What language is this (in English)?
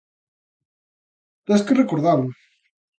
Galician